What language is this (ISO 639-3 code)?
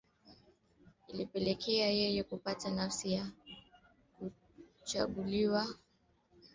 swa